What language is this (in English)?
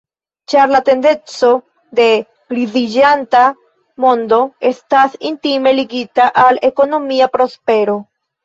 Esperanto